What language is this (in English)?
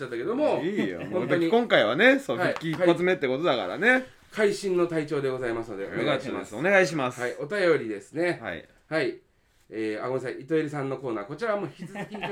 Japanese